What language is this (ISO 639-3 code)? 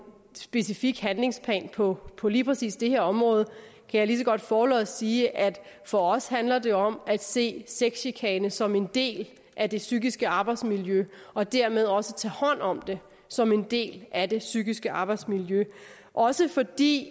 dan